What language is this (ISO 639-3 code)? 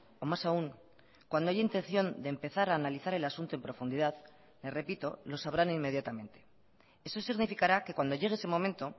spa